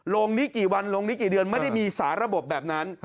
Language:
Thai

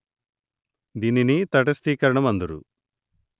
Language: Telugu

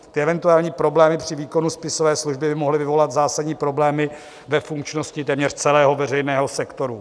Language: Czech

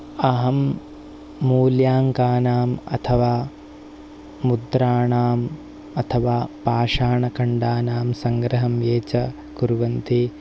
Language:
Sanskrit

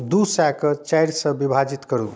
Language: Maithili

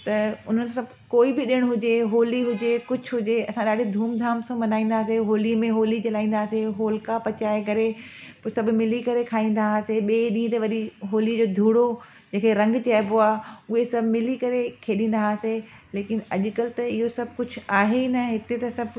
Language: Sindhi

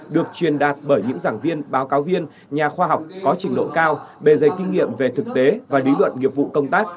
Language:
Vietnamese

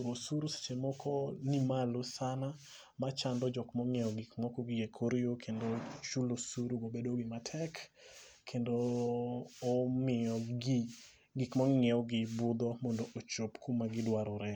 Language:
Luo (Kenya and Tanzania)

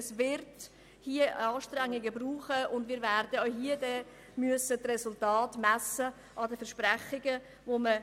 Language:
Swiss German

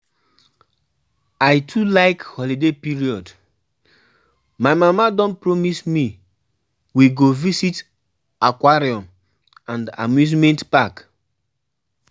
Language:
Nigerian Pidgin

